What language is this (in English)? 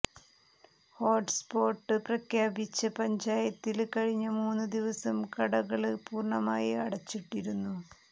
Malayalam